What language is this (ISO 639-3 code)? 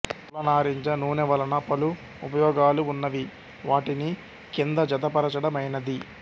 tel